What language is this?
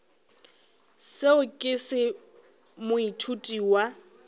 Northern Sotho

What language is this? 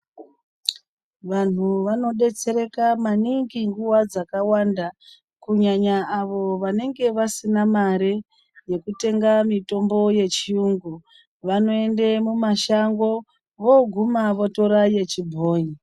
Ndau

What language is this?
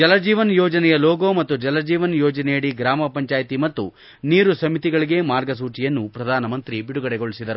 Kannada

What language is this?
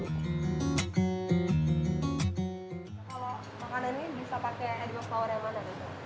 Indonesian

